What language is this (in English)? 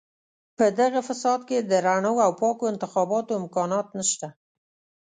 Pashto